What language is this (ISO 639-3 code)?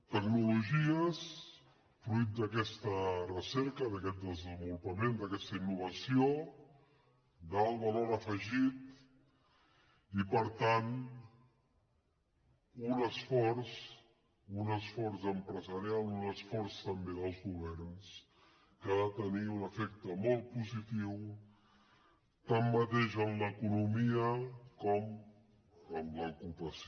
cat